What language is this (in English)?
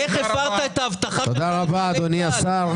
Hebrew